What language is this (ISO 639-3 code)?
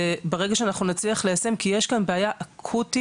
heb